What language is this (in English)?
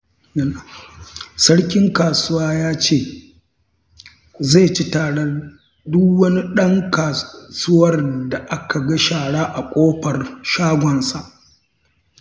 Hausa